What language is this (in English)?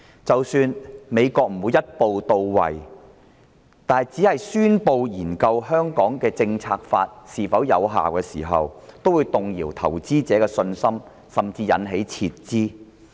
Cantonese